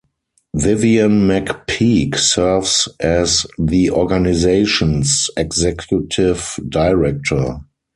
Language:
English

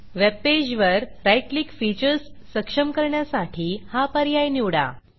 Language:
Marathi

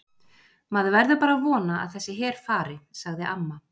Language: Icelandic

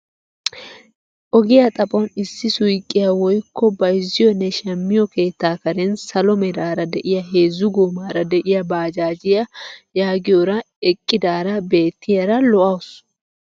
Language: Wolaytta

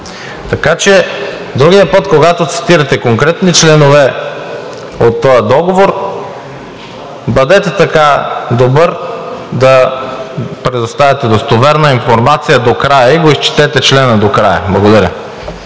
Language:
Bulgarian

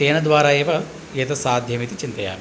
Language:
Sanskrit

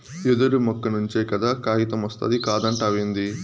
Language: Telugu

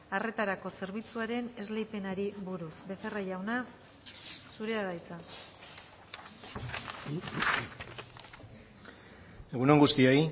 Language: Basque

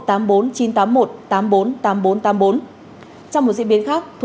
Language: Vietnamese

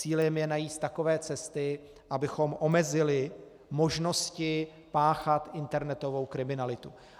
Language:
Czech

